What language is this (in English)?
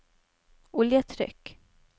Norwegian